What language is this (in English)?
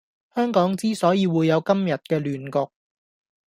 Cantonese